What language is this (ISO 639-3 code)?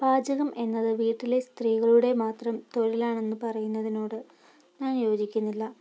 mal